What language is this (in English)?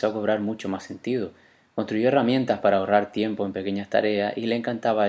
Spanish